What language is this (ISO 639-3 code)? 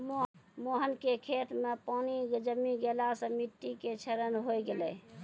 mai